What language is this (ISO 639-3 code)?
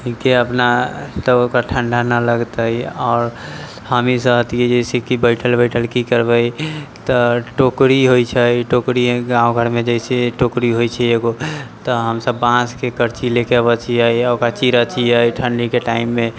mai